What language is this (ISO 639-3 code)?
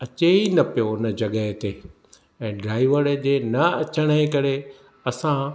snd